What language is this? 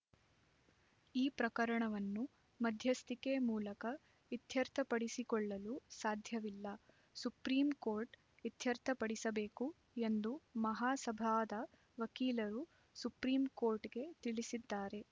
Kannada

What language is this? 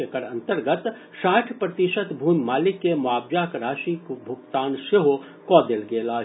Maithili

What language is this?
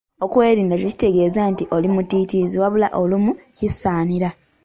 Ganda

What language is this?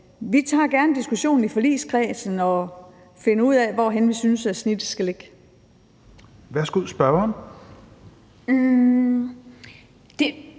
Danish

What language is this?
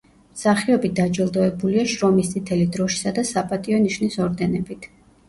Georgian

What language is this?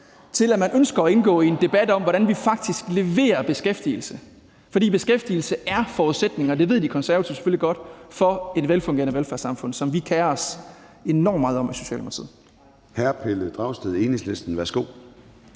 Danish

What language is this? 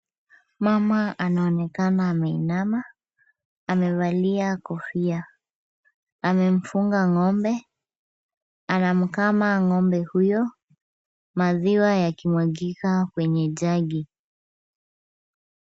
Swahili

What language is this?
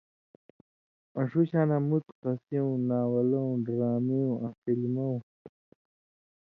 Indus Kohistani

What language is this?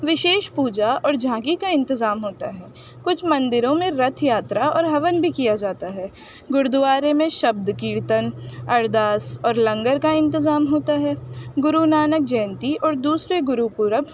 Urdu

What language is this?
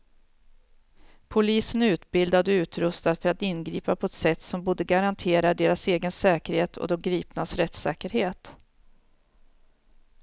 Swedish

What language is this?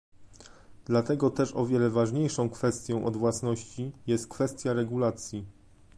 Polish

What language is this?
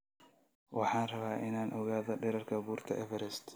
Somali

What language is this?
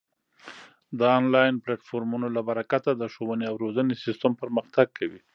Pashto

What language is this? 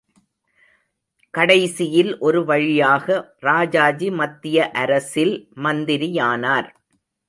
Tamil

